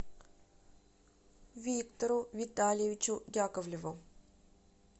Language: Russian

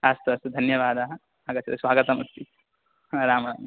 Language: Sanskrit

